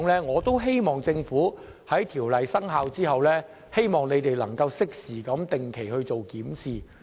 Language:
Cantonese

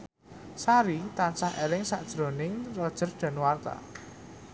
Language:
Javanese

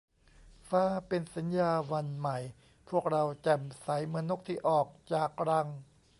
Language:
Thai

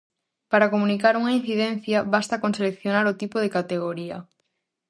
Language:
Galician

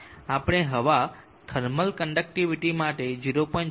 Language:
Gujarati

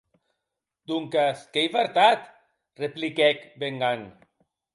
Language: Occitan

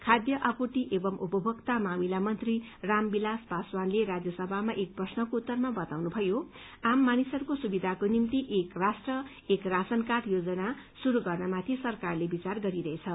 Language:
Nepali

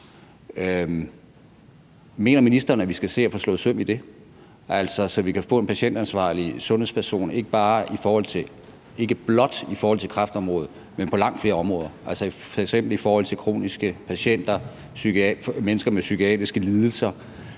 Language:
Danish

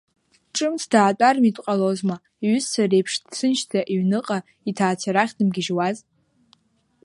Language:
Abkhazian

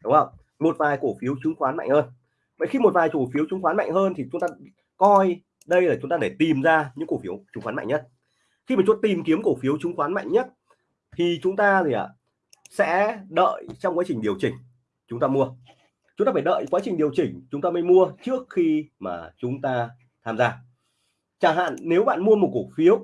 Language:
Vietnamese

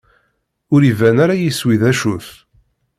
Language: Kabyle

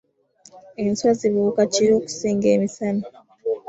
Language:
Ganda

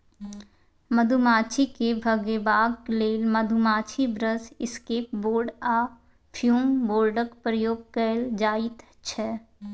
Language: Maithili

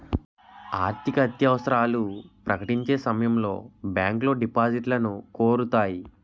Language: Telugu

